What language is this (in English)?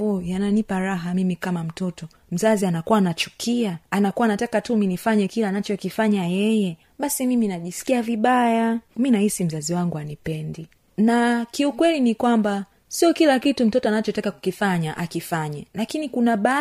Swahili